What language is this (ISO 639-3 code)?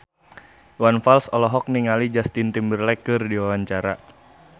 sun